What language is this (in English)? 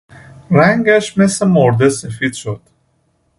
Persian